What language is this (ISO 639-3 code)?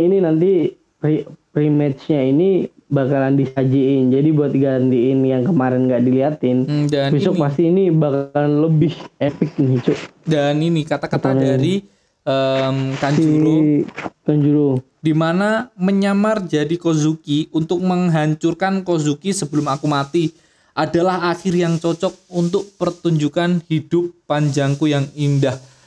ind